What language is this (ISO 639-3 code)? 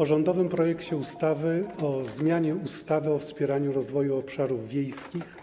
pol